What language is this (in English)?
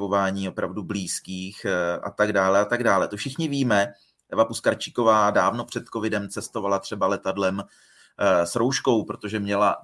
Czech